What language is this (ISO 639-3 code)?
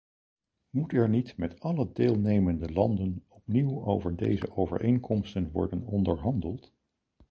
nld